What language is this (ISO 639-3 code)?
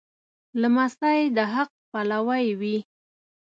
pus